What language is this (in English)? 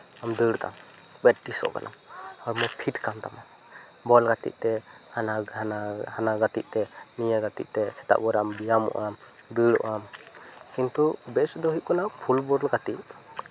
Santali